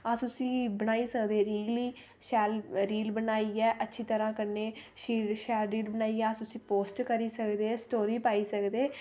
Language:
Dogri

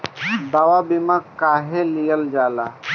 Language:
Bhojpuri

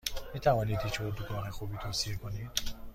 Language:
Persian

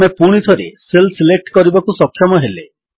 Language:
Odia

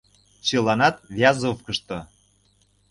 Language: Mari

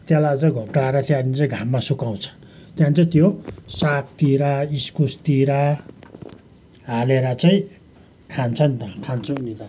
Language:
Nepali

